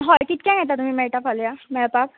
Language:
Konkani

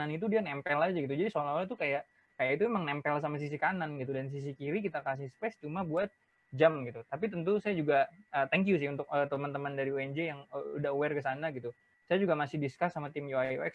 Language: Indonesian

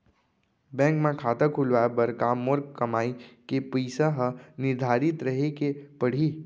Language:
Chhattisgarhi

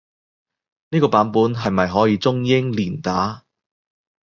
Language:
Cantonese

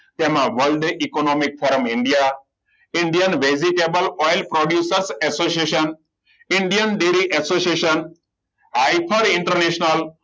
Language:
Gujarati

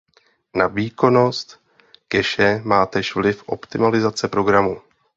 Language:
Czech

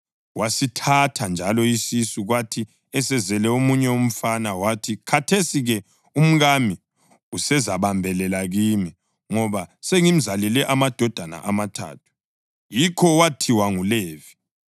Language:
North Ndebele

